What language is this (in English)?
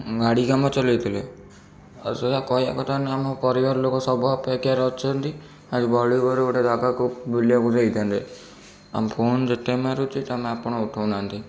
Odia